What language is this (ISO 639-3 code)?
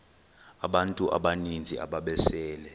xho